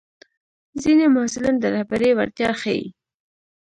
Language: Pashto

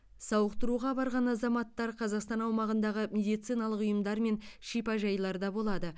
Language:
Kazakh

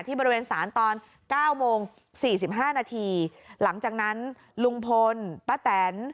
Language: Thai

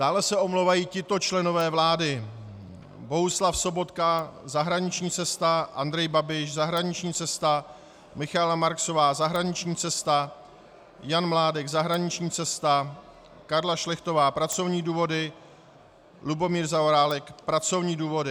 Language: Czech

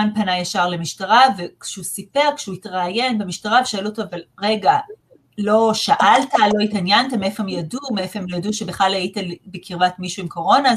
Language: Hebrew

